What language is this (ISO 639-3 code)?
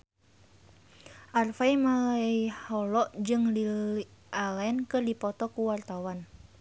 sun